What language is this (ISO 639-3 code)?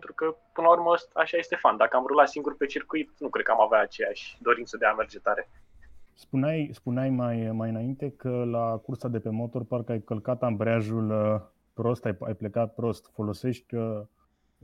ron